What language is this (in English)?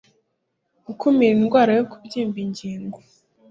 Kinyarwanda